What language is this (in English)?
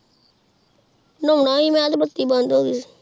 Punjabi